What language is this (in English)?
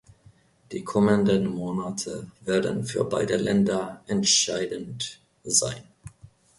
German